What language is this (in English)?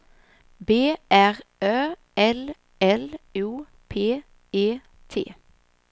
Swedish